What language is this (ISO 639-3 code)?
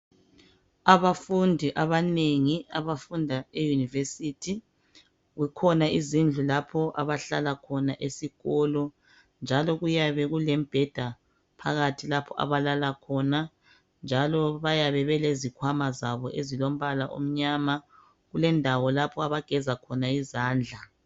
nde